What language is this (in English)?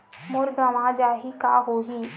Chhattisgarhi